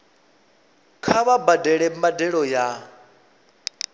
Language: Venda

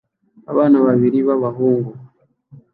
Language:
Kinyarwanda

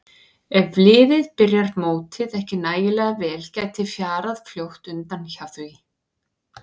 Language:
Icelandic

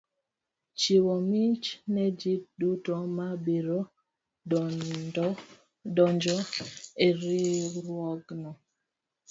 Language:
Luo (Kenya and Tanzania)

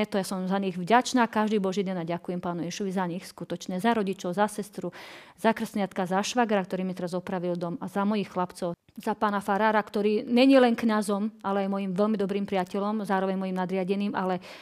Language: Slovak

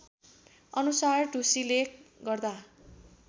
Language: Nepali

